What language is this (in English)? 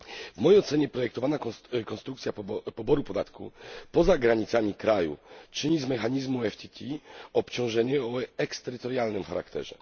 Polish